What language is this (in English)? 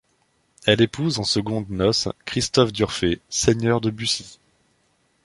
French